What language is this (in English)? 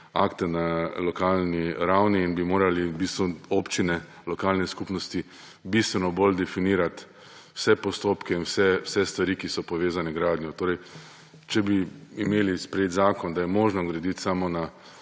Slovenian